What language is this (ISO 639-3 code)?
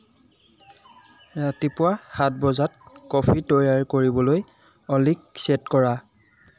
asm